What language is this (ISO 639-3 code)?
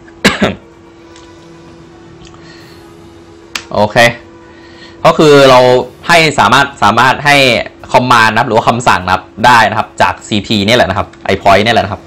tha